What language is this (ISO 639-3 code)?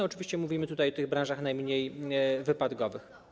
pol